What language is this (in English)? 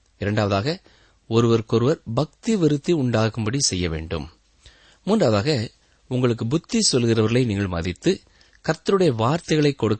Tamil